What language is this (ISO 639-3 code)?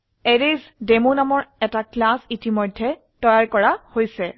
asm